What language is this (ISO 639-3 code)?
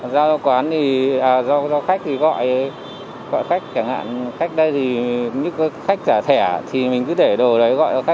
vie